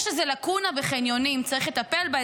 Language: Hebrew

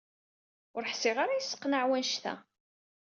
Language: Kabyle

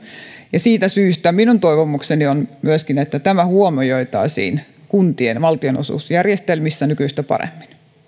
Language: Finnish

